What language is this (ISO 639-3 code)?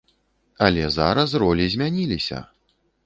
bel